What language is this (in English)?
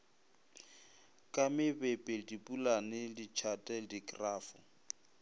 Northern Sotho